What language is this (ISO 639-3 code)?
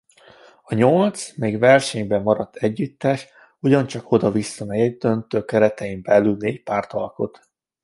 hun